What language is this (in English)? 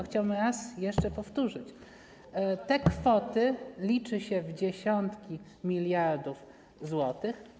Polish